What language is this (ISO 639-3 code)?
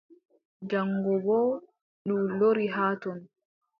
fub